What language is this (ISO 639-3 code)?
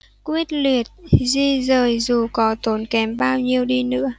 vie